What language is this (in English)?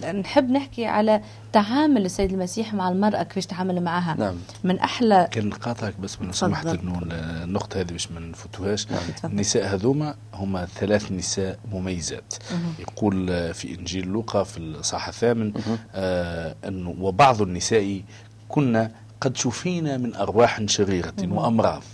Arabic